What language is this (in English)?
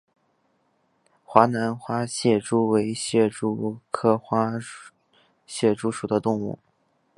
Chinese